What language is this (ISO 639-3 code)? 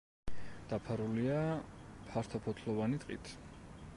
kat